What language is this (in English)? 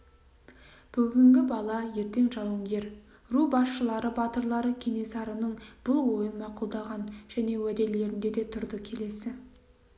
Kazakh